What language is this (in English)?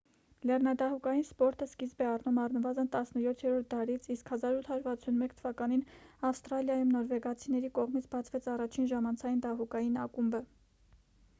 Armenian